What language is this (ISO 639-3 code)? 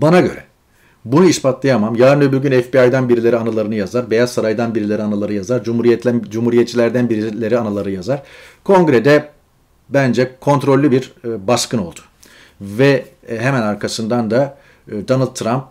tur